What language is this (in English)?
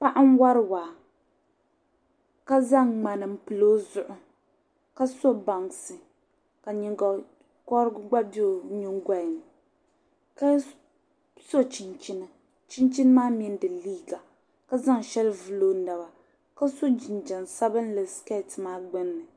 Dagbani